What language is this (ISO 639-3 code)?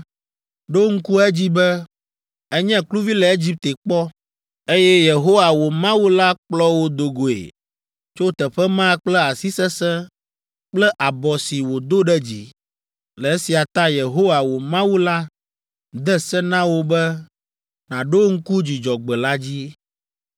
ewe